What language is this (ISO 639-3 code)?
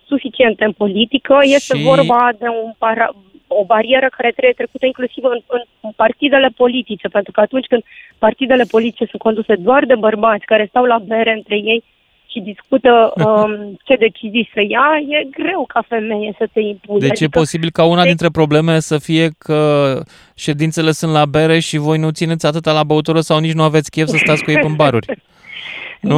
ron